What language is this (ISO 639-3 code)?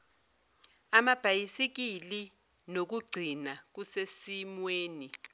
zul